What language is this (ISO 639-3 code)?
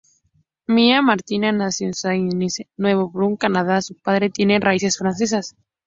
spa